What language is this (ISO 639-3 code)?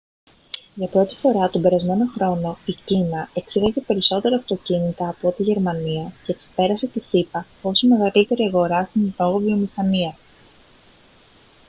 ell